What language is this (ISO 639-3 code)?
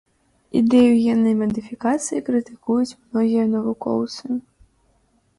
bel